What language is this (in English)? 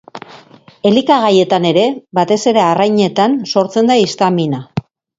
Basque